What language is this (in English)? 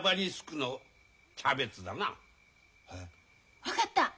Japanese